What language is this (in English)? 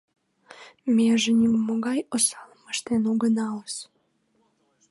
Mari